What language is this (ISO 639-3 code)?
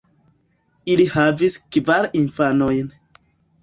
epo